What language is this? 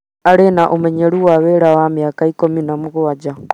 Kikuyu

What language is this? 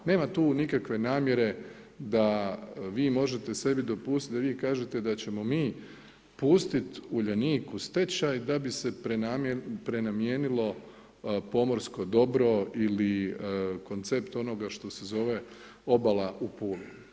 Croatian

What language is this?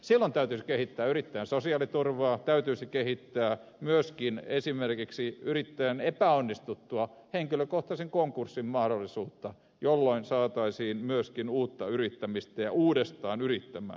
Finnish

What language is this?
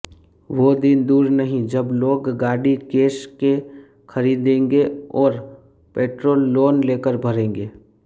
Gujarati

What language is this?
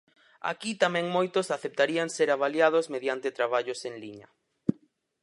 Galician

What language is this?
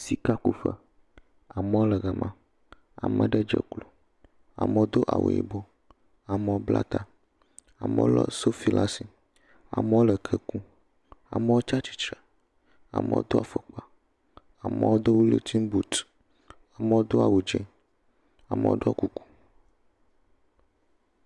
Ewe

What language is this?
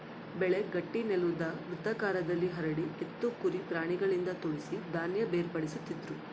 Kannada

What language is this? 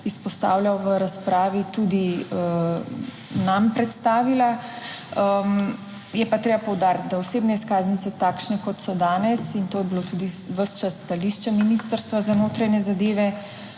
Slovenian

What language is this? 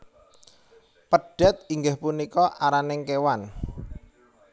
Javanese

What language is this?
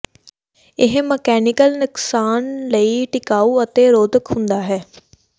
Punjabi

